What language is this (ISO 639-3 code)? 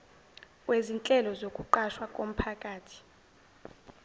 zul